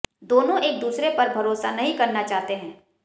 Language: Hindi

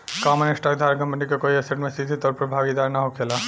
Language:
Bhojpuri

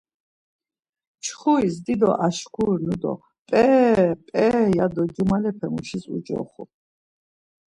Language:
Laz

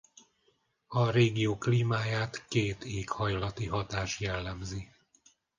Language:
Hungarian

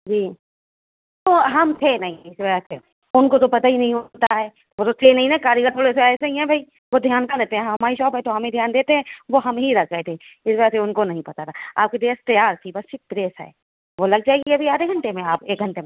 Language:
Urdu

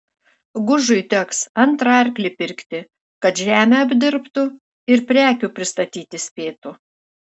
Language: Lithuanian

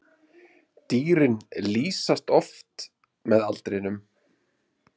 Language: Icelandic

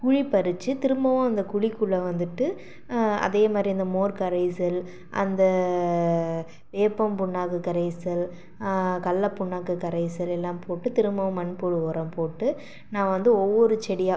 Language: Tamil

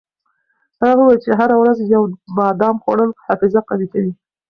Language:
Pashto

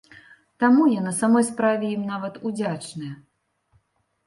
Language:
Belarusian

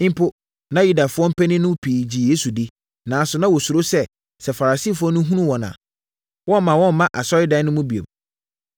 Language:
Akan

